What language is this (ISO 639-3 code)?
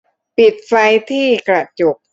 tha